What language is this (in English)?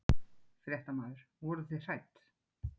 Icelandic